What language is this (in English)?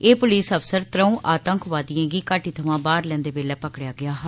Dogri